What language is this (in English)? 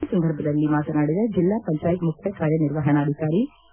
Kannada